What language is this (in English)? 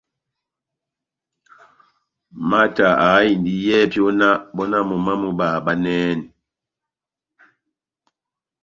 Batanga